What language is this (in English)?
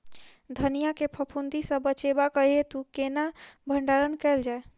Maithili